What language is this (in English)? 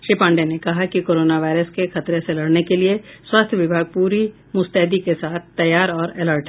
Hindi